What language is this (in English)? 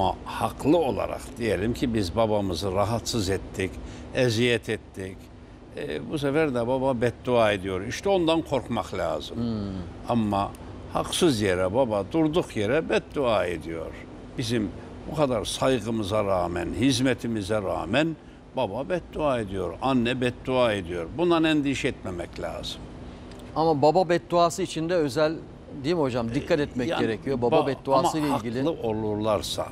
Turkish